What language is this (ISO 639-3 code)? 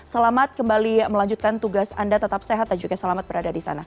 ind